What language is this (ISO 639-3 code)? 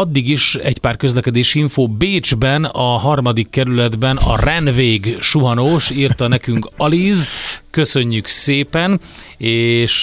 hun